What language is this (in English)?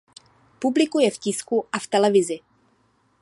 Czech